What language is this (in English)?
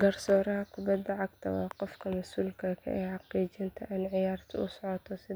Somali